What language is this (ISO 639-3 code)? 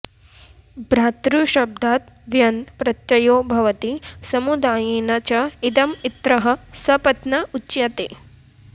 san